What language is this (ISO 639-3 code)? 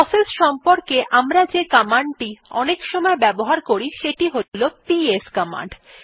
ben